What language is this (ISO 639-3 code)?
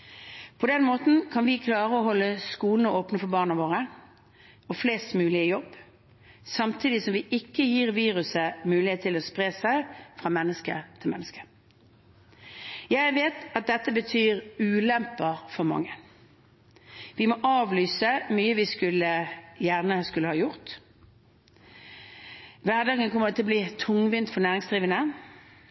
nob